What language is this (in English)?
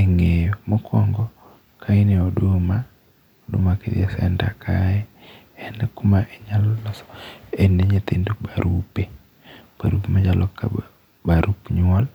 Luo (Kenya and Tanzania)